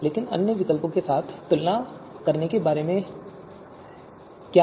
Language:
Hindi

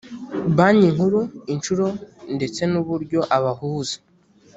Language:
Kinyarwanda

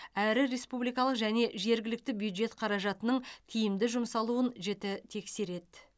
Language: Kazakh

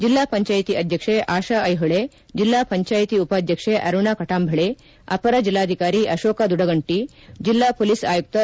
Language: Kannada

